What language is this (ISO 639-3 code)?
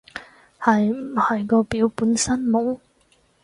yue